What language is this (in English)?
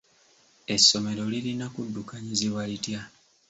Ganda